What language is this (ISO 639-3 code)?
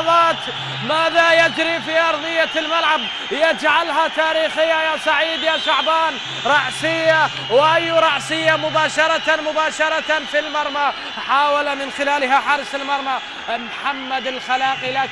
ara